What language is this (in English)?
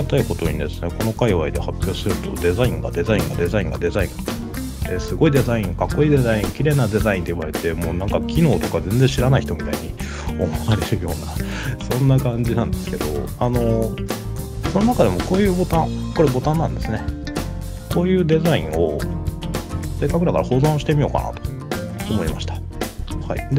Japanese